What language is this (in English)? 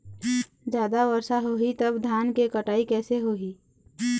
Chhattisgarhi